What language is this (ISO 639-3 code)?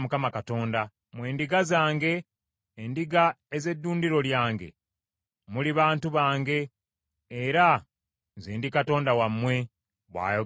lug